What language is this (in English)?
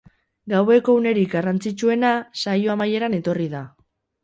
Basque